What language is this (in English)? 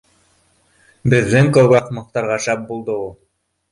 Bashkir